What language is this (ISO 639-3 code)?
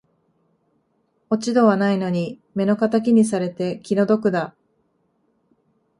jpn